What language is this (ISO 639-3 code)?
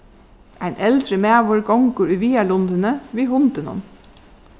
fao